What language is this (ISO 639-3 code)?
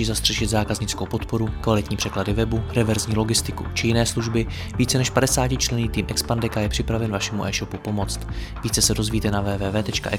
ces